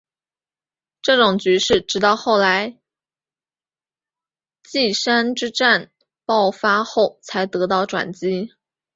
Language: Chinese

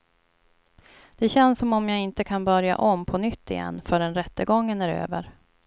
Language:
Swedish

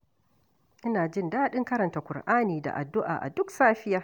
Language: Hausa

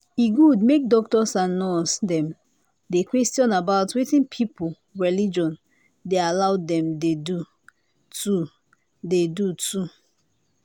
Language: Nigerian Pidgin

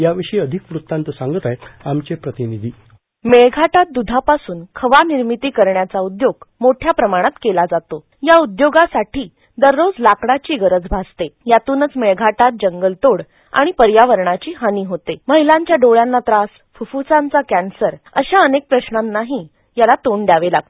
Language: Marathi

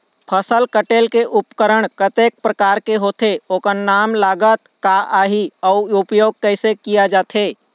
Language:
Chhattisgarhi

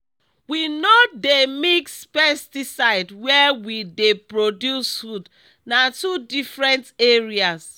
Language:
Nigerian Pidgin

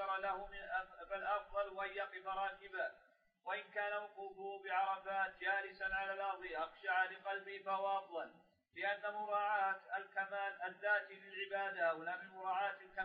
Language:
Arabic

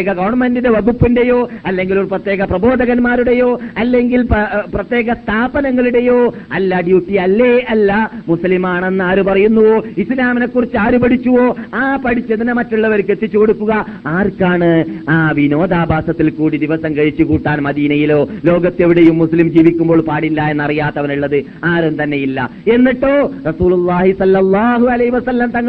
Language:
Malayalam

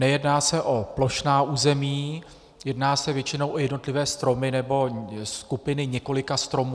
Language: Czech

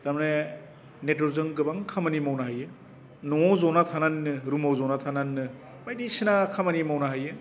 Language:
Bodo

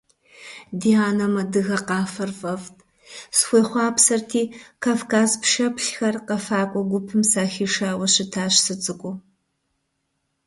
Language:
Kabardian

